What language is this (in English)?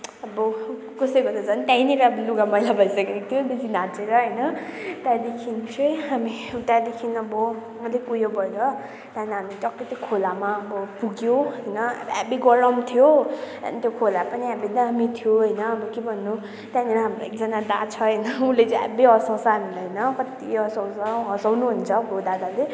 Nepali